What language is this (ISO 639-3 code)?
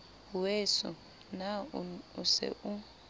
sot